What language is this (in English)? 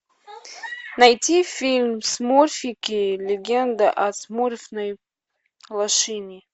Russian